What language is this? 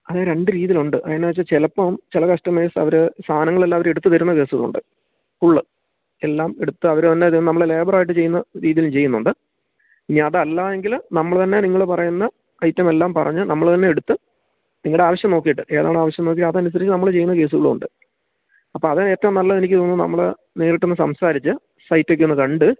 Malayalam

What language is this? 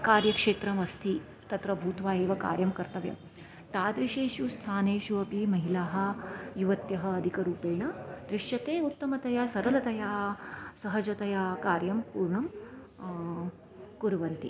Sanskrit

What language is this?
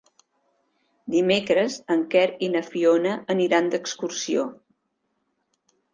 Catalan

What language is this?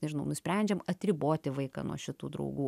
Lithuanian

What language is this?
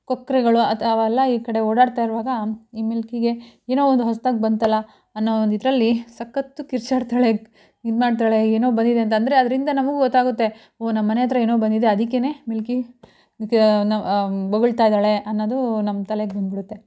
Kannada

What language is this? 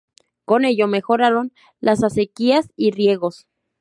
Spanish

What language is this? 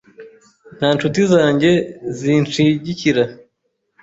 Kinyarwanda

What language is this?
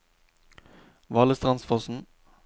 Norwegian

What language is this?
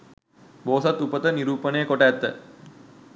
Sinhala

